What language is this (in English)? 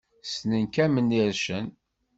Kabyle